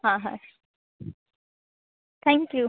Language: Gujarati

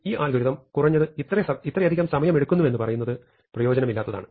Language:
Malayalam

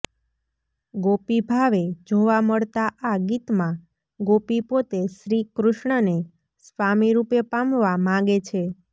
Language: Gujarati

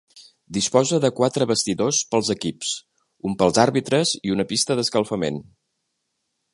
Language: Catalan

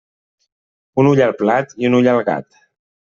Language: Catalan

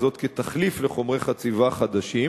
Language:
Hebrew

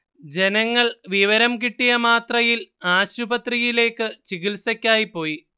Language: Malayalam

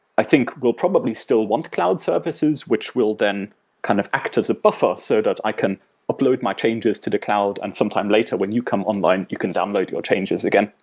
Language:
English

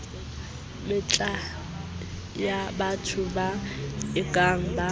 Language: Southern Sotho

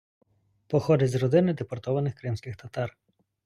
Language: Ukrainian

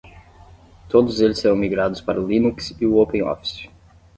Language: Portuguese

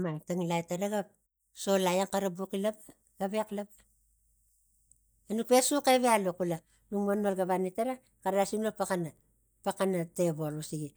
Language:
Tigak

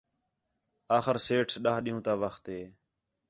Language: Khetrani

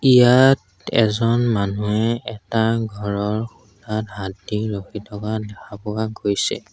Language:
Assamese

